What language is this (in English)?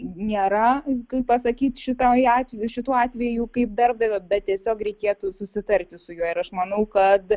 Lithuanian